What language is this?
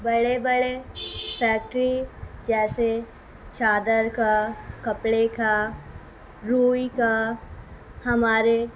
Urdu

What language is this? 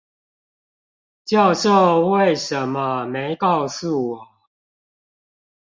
Chinese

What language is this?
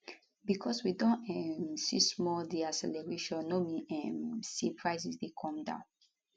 Nigerian Pidgin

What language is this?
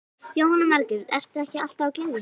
Icelandic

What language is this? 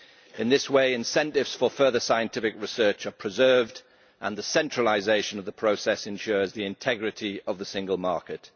English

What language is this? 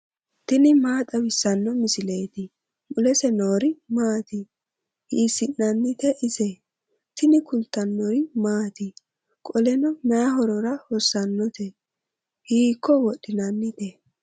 Sidamo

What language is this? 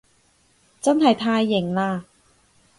Cantonese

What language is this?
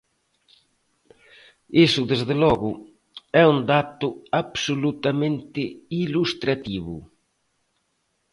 Galician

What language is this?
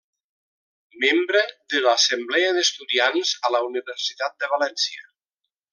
Catalan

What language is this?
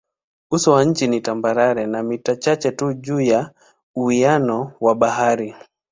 Swahili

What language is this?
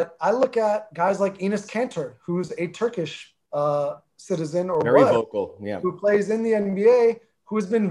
English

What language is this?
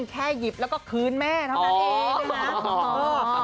Thai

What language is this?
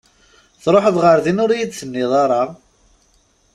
Kabyle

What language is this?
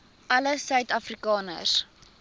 Afrikaans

